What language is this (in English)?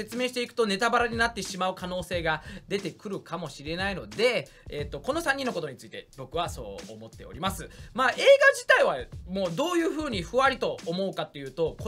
Japanese